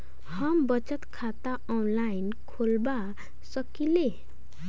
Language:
Maithili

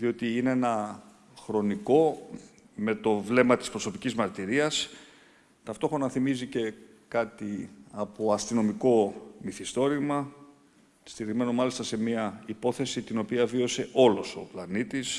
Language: Greek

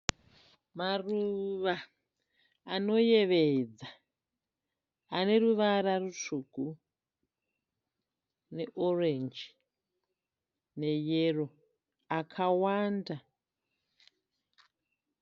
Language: Shona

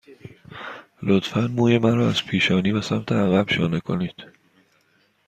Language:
Persian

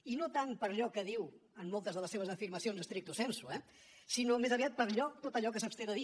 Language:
Catalan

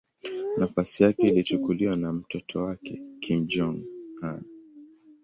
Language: Swahili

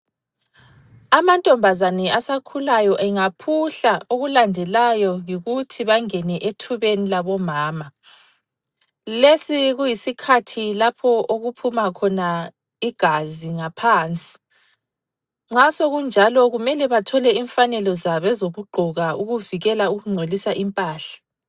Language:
North Ndebele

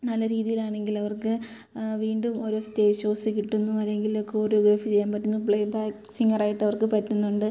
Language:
Malayalam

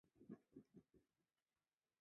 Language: Chinese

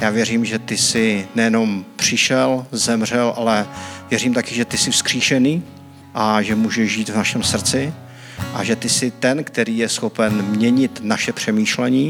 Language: Czech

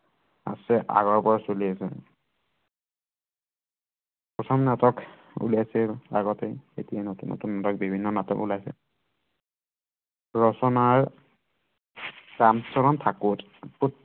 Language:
Assamese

